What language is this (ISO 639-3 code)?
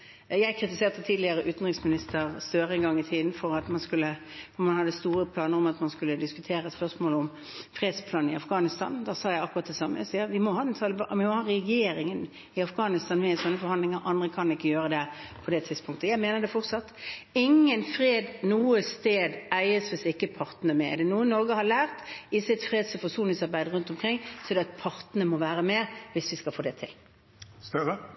nob